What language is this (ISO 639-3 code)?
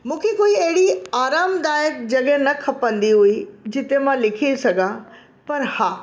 snd